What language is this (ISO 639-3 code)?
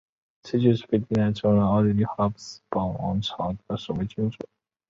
zho